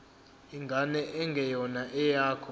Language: Zulu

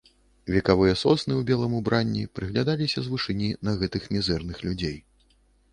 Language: Belarusian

